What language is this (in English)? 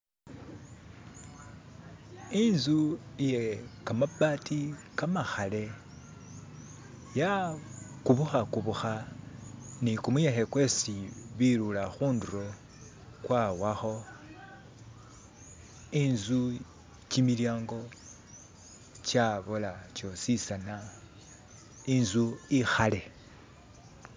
Masaaba